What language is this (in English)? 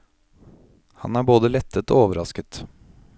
Norwegian